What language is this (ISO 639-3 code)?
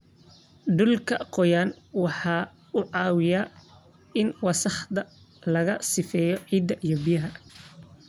som